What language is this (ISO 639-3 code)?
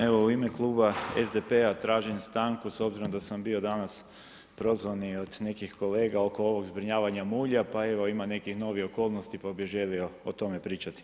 hrv